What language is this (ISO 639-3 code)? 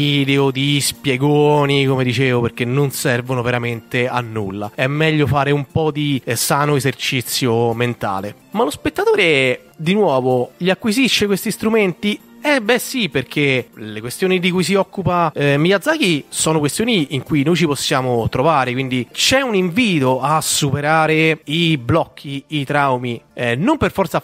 ita